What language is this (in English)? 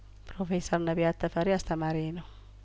Amharic